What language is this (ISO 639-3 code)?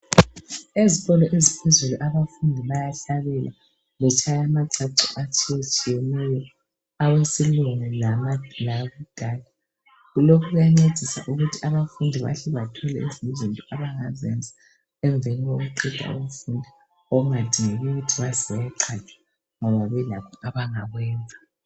nde